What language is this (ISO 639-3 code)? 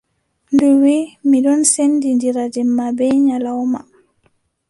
fub